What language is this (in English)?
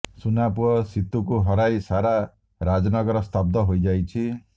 Odia